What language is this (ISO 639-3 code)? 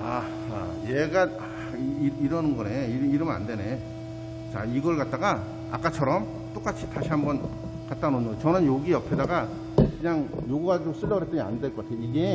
kor